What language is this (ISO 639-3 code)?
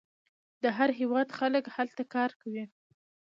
pus